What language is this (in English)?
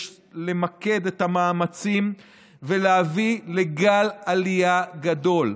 Hebrew